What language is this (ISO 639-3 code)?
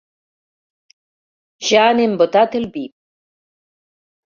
cat